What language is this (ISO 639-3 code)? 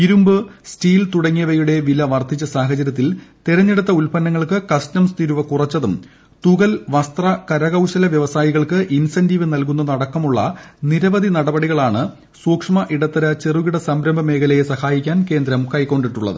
mal